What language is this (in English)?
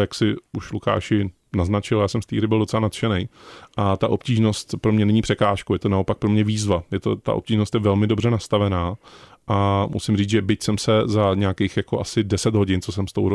Czech